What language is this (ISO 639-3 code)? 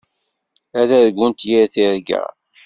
kab